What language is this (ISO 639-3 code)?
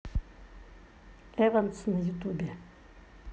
rus